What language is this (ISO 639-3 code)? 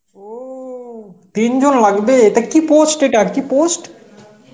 ben